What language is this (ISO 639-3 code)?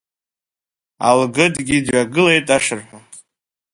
abk